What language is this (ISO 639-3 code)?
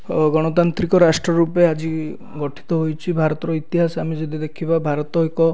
ori